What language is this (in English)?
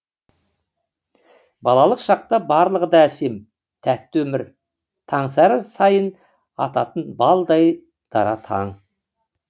Kazakh